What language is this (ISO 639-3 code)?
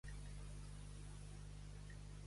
cat